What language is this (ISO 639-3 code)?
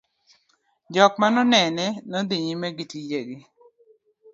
luo